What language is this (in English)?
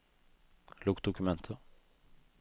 Norwegian